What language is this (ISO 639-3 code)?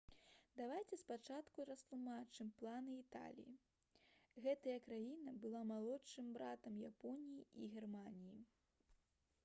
bel